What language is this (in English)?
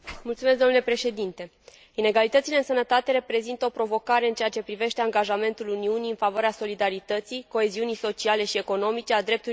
Romanian